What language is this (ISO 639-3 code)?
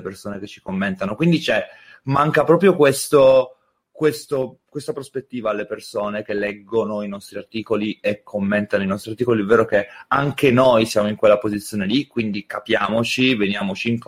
ita